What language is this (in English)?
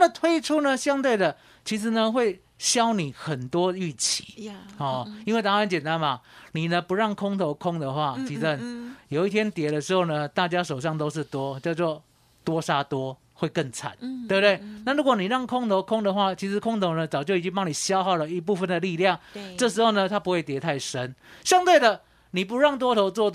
Chinese